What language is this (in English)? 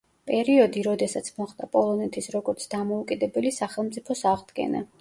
Georgian